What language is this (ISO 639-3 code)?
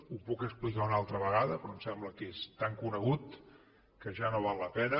cat